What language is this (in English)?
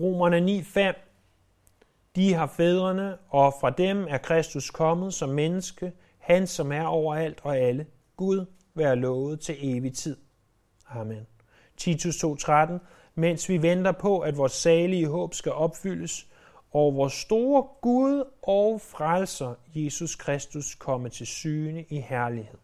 Danish